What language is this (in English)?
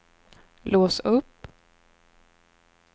Swedish